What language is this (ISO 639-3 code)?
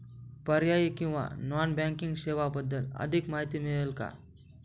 mar